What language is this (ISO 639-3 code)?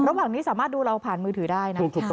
tha